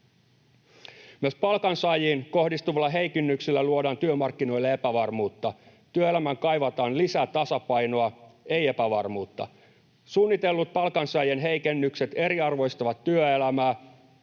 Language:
Finnish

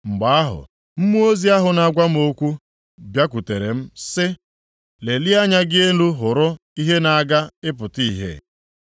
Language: Igbo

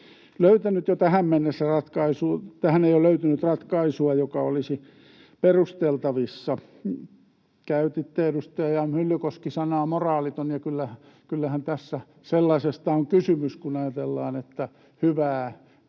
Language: Finnish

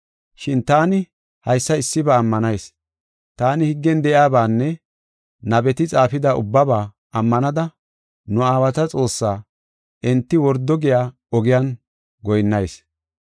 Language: Gofa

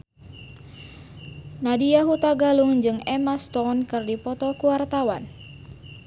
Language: Sundanese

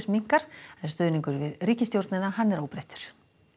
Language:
Icelandic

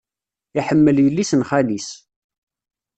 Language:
Kabyle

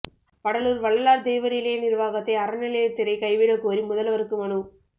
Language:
Tamil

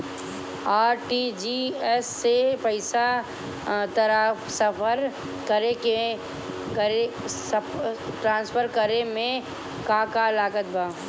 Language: Bhojpuri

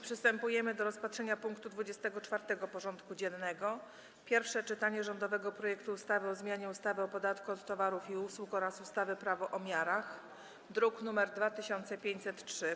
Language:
Polish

